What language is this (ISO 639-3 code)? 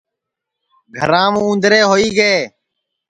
ssi